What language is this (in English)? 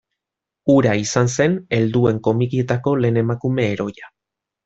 Basque